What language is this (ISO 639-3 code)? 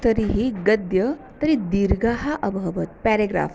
san